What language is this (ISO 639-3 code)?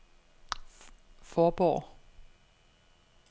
dan